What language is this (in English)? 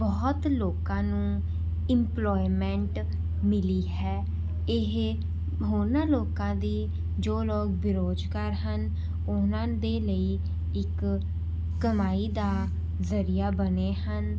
Punjabi